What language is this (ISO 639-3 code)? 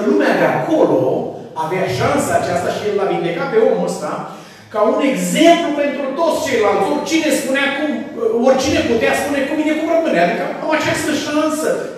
ron